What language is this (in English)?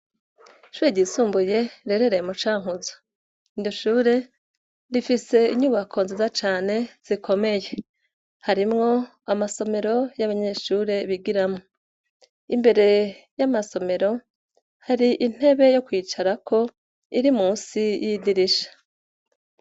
Rundi